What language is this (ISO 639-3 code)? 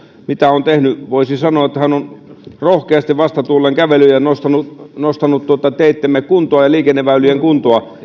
fin